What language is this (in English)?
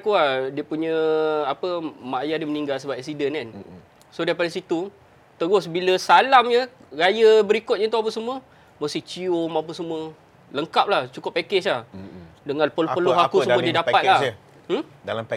Malay